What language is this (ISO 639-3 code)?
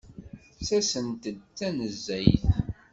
kab